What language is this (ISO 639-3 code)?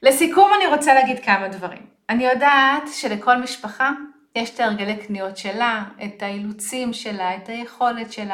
heb